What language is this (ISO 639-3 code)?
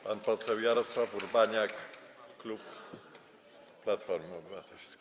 pol